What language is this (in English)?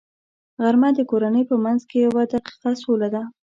Pashto